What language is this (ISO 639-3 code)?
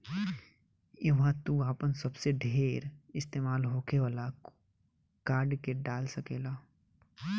bho